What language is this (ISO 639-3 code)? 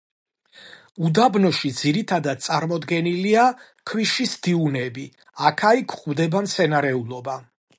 kat